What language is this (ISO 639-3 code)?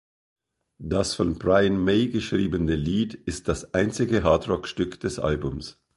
deu